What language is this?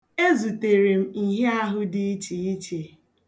Igbo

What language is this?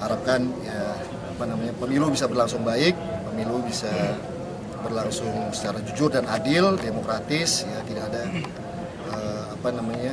Indonesian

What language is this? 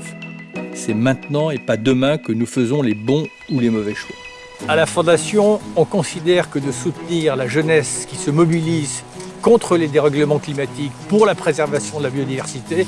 French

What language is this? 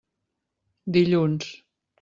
Catalan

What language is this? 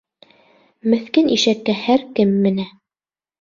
Bashkir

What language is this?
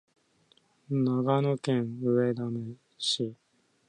Japanese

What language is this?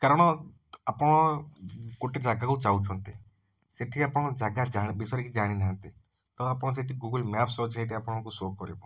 Odia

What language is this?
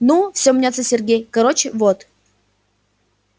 Russian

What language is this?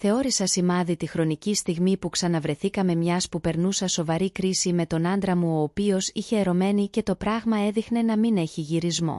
Greek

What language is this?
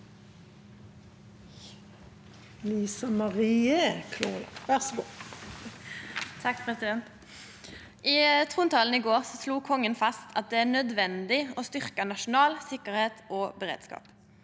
Norwegian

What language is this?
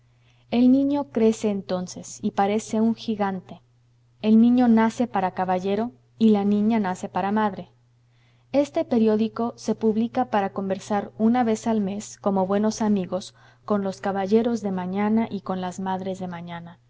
Spanish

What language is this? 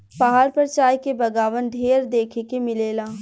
Bhojpuri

